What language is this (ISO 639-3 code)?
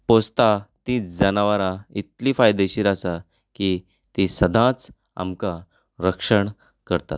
kok